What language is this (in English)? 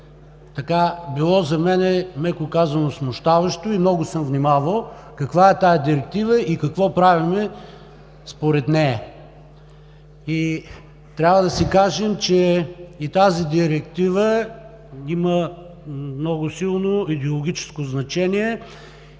Bulgarian